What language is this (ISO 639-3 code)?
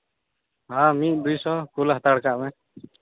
sat